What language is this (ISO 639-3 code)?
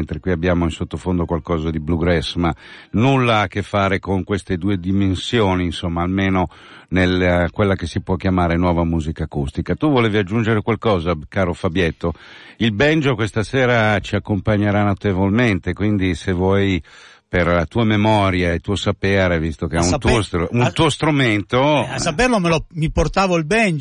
ita